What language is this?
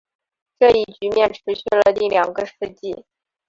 Chinese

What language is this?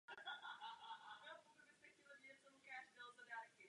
Czech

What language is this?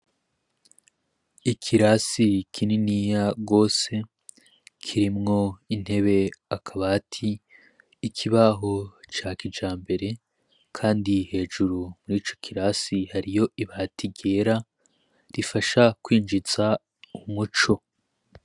Rundi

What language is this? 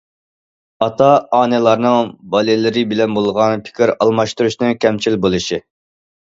Uyghur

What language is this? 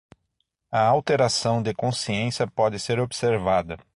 Portuguese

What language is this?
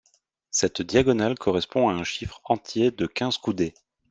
French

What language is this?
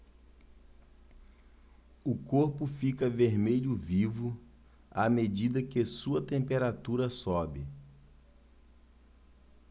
Portuguese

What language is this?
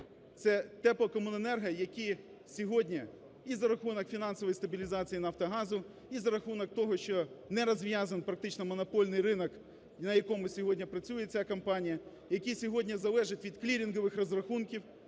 Ukrainian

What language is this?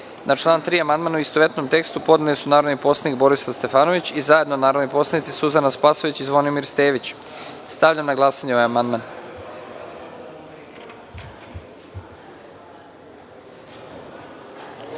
Serbian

